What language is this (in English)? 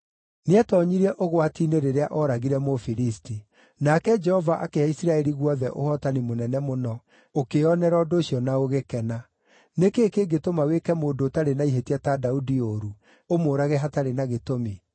Kikuyu